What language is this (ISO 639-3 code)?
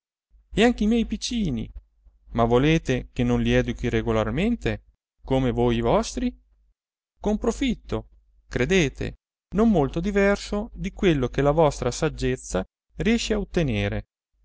ita